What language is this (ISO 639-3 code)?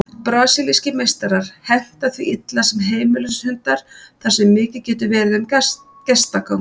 isl